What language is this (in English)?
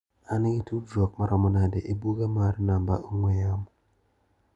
Luo (Kenya and Tanzania)